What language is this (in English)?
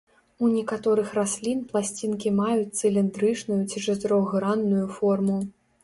Belarusian